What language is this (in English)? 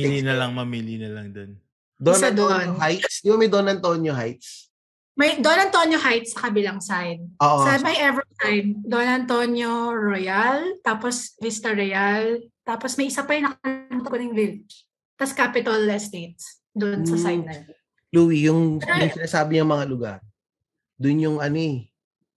Filipino